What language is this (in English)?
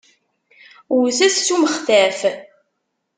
Kabyle